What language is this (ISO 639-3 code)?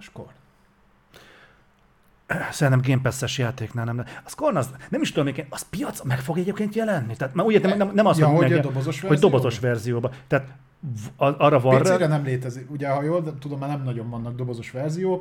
hun